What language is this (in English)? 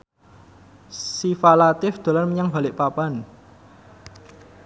Javanese